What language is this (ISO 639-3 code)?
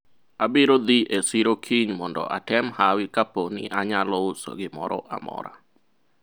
luo